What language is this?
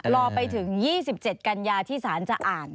Thai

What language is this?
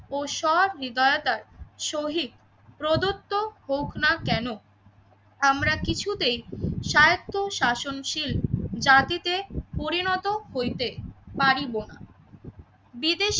Bangla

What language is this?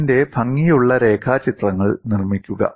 Malayalam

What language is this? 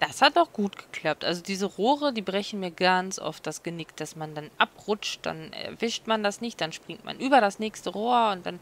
German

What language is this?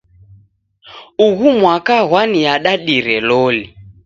Taita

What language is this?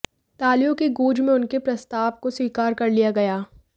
Hindi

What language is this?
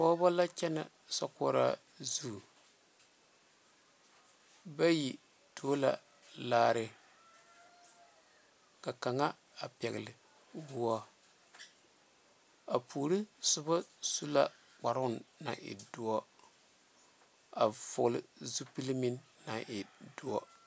Southern Dagaare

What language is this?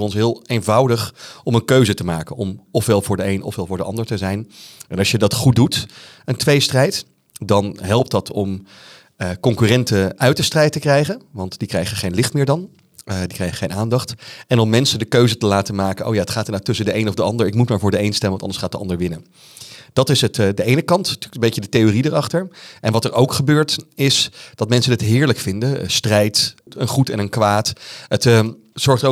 Dutch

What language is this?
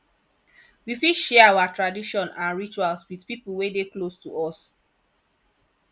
Nigerian Pidgin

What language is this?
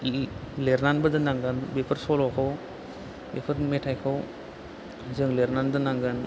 Bodo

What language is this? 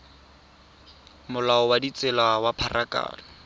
Tswana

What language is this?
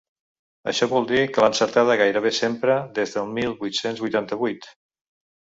Catalan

